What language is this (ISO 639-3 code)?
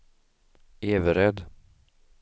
swe